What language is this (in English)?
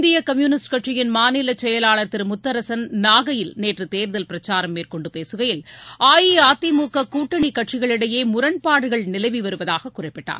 Tamil